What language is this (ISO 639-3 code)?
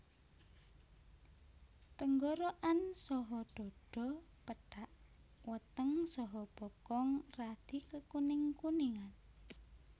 jav